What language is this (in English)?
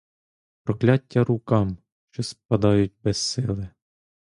Ukrainian